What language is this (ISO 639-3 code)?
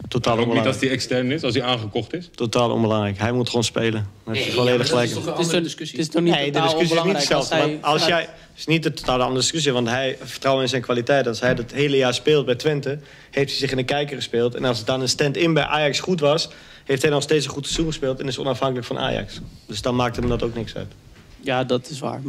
nld